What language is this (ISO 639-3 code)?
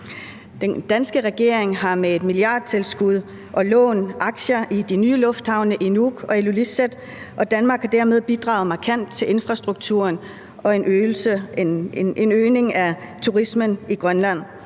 dan